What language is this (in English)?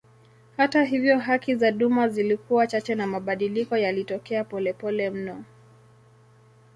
Swahili